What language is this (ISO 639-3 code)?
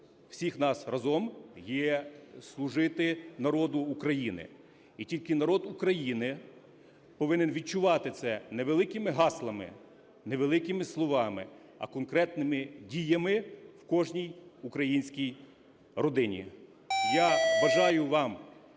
ukr